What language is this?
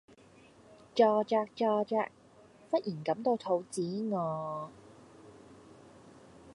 Cantonese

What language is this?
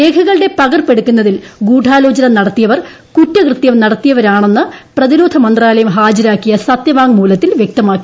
Malayalam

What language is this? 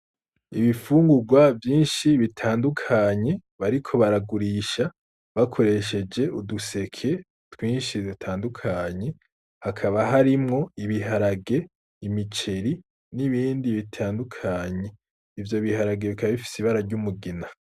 Rundi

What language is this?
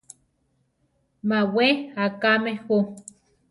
Central Tarahumara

